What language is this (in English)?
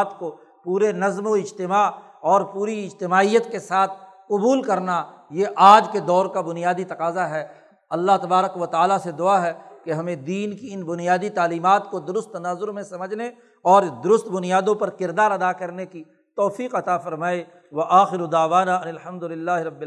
Urdu